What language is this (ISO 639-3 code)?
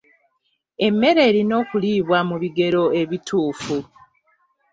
lug